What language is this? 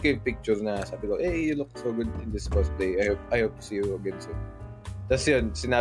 Filipino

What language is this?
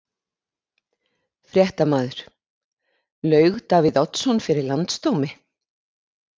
Icelandic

